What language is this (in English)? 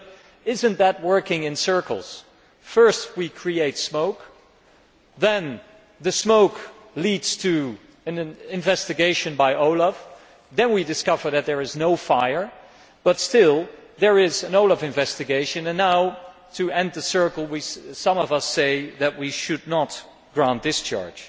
English